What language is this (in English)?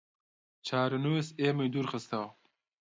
Central Kurdish